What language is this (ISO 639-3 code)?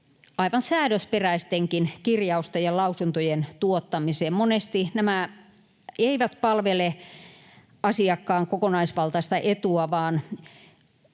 fin